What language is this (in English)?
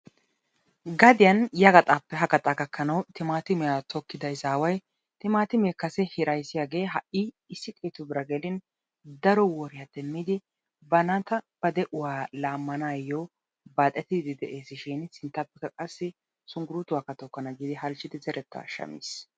Wolaytta